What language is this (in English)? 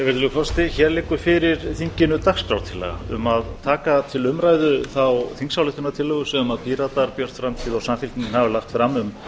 Icelandic